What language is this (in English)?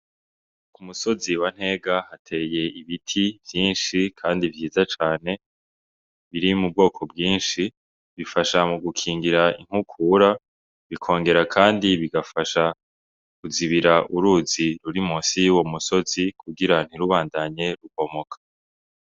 Rundi